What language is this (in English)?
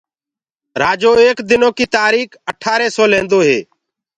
Gurgula